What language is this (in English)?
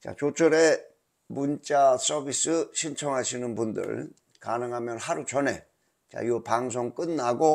Korean